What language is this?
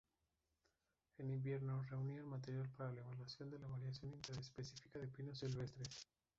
Spanish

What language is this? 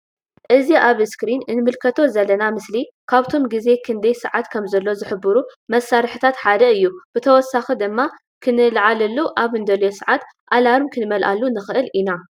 Tigrinya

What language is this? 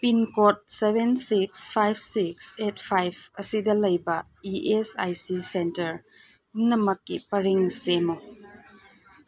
Manipuri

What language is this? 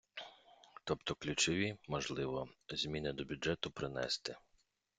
Ukrainian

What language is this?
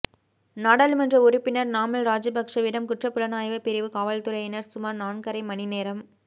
Tamil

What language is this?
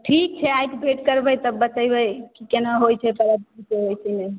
Maithili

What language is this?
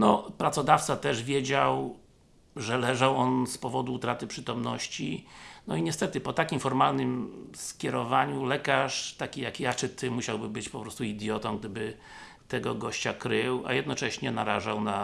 Polish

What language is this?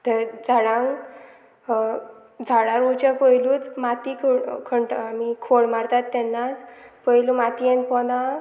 Konkani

